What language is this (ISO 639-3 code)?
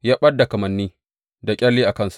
hau